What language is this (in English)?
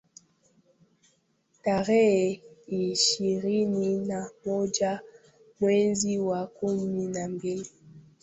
Swahili